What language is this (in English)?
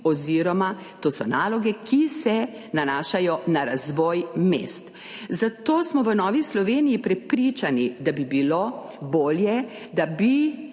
Slovenian